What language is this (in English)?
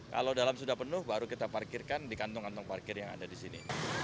Indonesian